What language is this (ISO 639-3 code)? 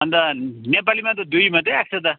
nep